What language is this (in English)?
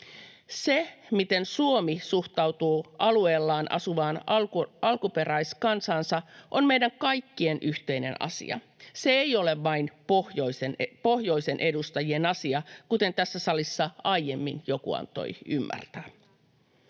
Finnish